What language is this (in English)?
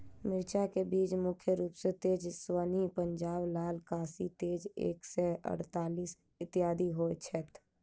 Maithili